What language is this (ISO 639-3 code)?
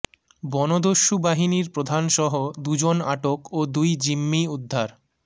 ben